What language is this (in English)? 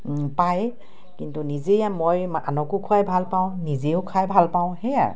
Assamese